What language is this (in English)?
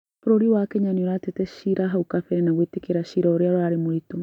Kikuyu